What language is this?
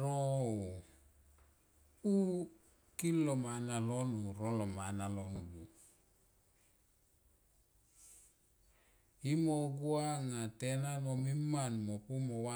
Tomoip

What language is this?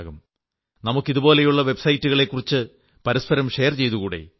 Malayalam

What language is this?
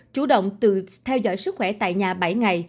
Vietnamese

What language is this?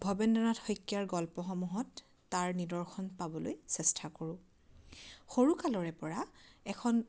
Assamese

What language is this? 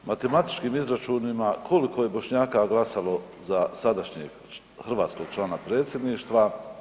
Croatian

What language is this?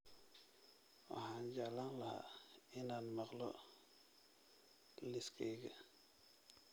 Somali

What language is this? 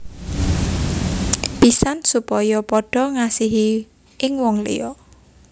Javanese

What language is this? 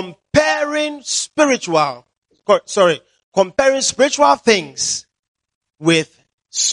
English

